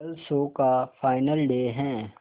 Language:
Hindi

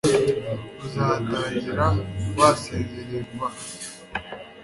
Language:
Kinyarwanda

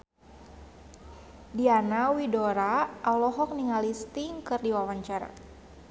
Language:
Sundanese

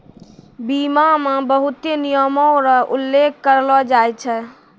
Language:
Maithili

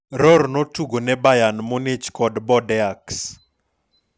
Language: Luo (Kenya and Tanzania)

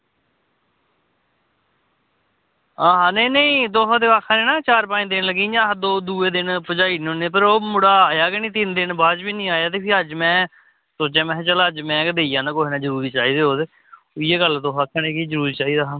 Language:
Dogri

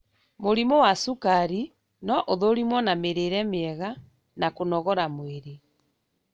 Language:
Kikuyu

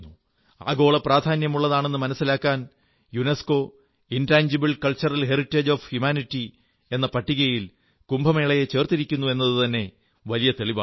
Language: Malayalam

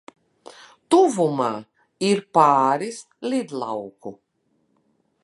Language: Latvian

